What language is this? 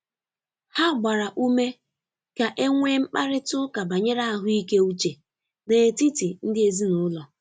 Igbo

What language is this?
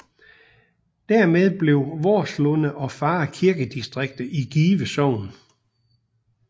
Danish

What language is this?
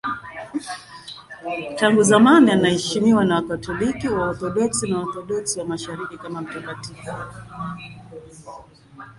Swahili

